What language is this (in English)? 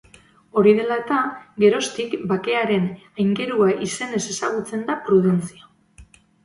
Basque